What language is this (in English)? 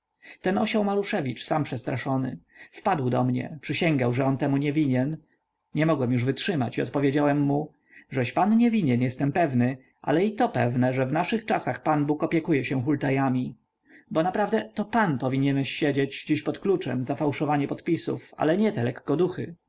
Polish